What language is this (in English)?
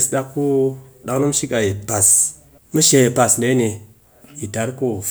Cakfem-Mushere